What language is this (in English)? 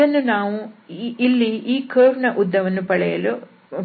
Kannada